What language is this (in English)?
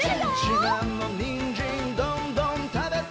Japanese